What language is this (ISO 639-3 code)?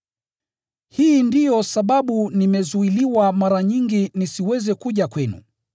swa